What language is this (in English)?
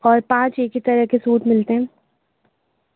Urdu